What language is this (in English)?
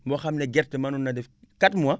Wolof